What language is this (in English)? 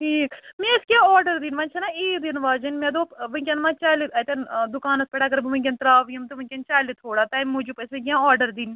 Kashmiri